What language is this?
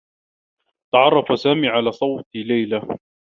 Arabic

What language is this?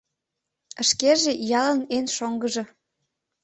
Mari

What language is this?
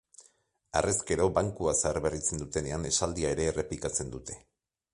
Basque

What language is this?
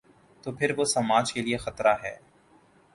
Urdu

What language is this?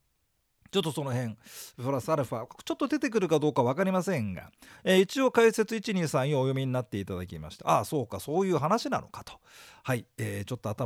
Japanese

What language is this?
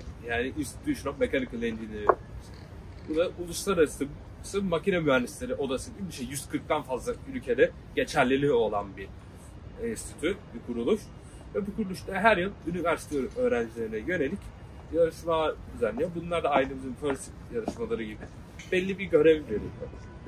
Turkish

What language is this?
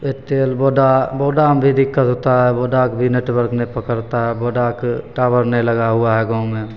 Maithili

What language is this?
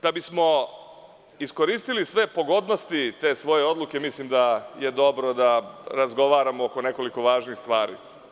Serbian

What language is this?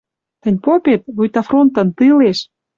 Western Mari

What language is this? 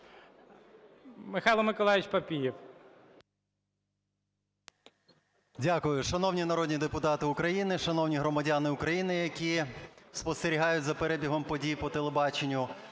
Ukrainian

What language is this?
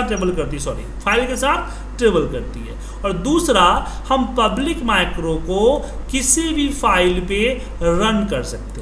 Hindi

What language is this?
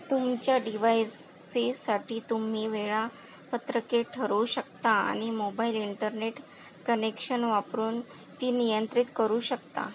Marathi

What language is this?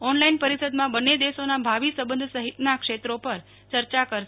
Gujarati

